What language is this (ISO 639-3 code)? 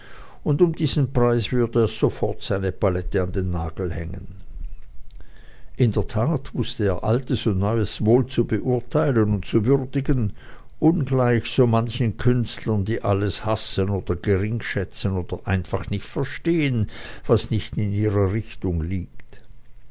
deu